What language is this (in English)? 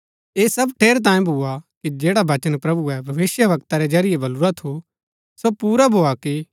Gaddi